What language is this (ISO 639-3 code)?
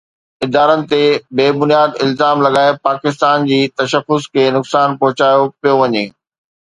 snd